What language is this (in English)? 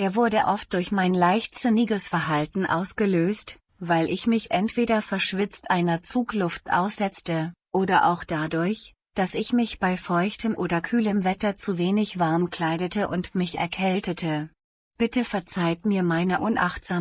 German